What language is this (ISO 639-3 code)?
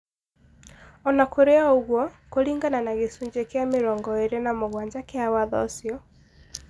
kik